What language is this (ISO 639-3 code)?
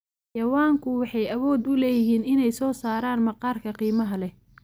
som